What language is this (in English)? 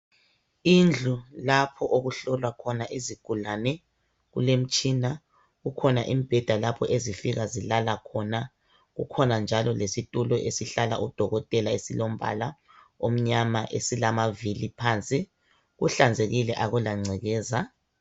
North Ndebele